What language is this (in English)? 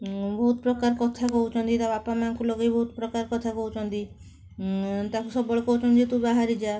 Odia